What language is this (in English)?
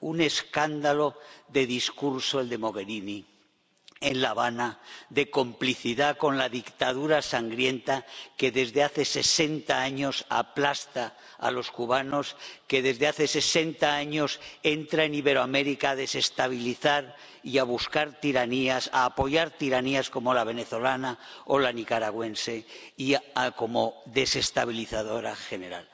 Spanish